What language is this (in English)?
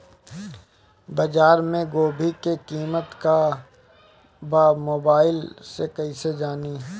Bhojpuri